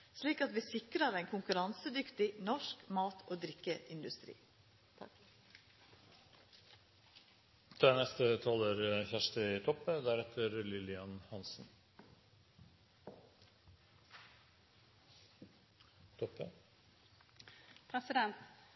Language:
Norwegian Nynorsk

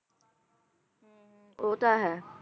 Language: Punjabi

